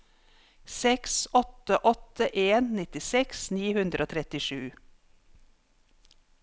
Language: Norwegian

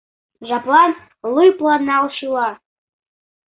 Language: Mari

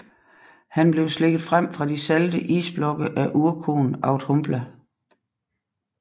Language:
Danish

